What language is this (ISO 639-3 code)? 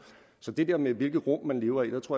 dan